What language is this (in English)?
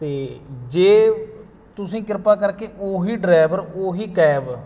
Punjabi